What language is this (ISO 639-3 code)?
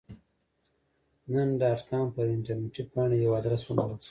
pus